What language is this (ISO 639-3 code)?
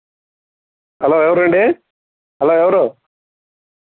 tel